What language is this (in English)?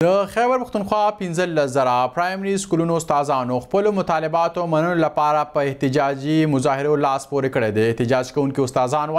Romanian